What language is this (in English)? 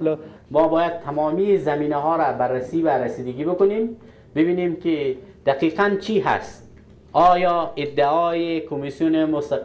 Persian